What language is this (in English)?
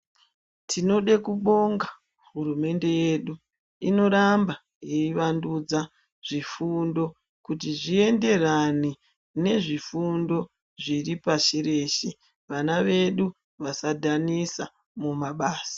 Ndau